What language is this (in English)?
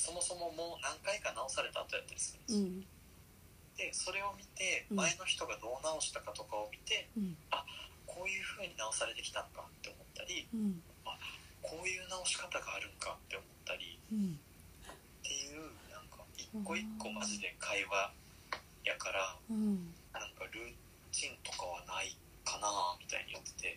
Japanese